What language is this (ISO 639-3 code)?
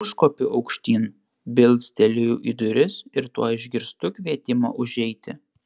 lit